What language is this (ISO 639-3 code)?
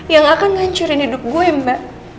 ind